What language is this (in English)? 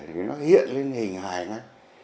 Vietnamese